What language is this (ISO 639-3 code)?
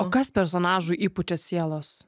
lit